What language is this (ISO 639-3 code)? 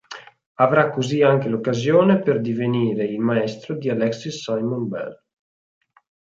ita